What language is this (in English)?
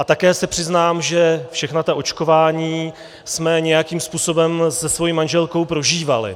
Czech